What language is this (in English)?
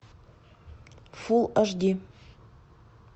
Russian